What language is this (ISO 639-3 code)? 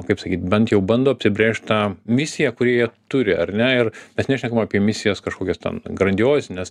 lit